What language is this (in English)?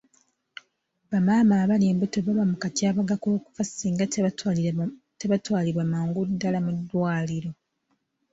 Ganda